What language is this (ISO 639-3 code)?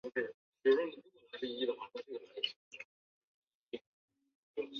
zho